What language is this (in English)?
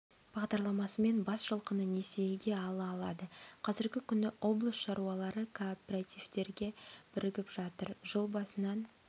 Kazakh